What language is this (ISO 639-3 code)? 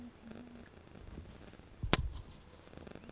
ben